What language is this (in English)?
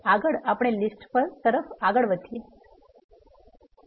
Gujarati